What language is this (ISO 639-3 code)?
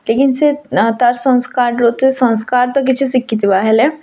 ori